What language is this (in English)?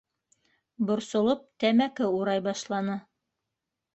Bashkir